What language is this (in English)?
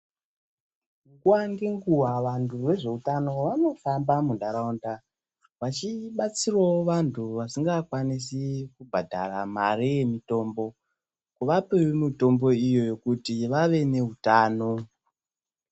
Ndau